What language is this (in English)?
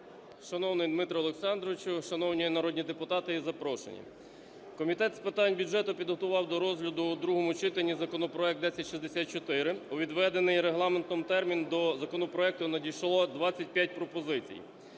Ukrainian